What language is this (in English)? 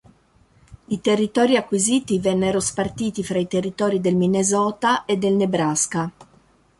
Italian